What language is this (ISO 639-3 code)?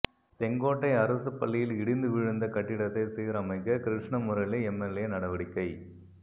tam